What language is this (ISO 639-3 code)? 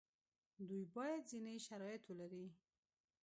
pus